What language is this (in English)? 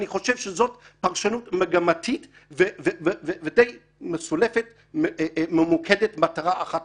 Hebrew